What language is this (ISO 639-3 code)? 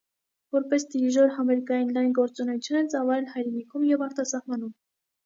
hye